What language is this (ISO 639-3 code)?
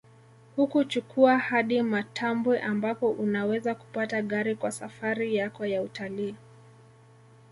swa